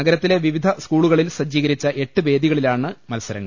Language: Malayalam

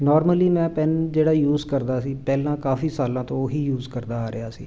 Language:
Punjabi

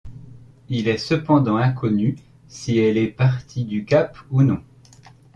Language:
French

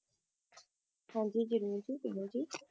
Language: Punjabi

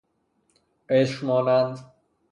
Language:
Persian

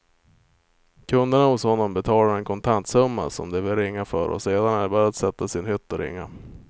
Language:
Swedish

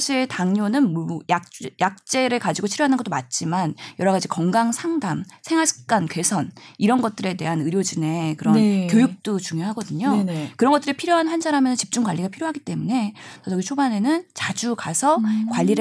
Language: Korean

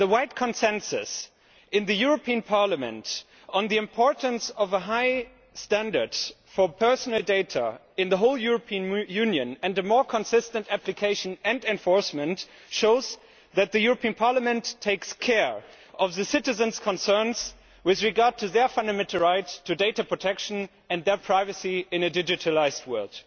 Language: English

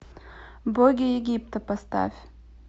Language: Russian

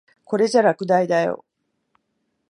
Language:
Japanese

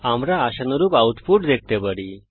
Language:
Bangla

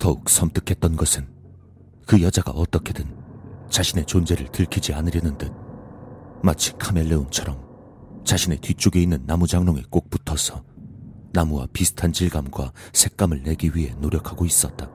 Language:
Korean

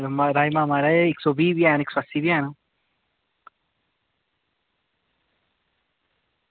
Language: Dogri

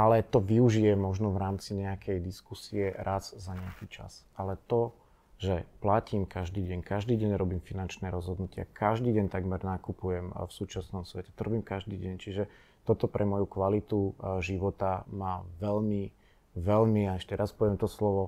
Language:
Slovak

